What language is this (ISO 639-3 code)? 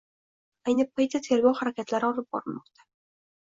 uzb